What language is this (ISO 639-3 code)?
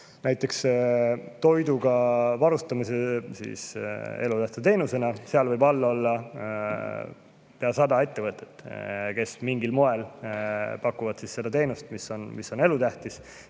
est